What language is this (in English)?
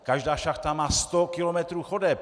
Czech